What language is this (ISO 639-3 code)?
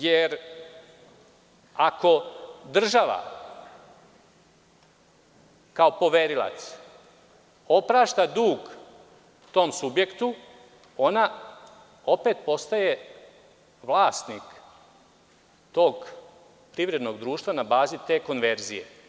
srp